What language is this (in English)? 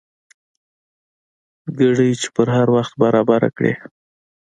Pashto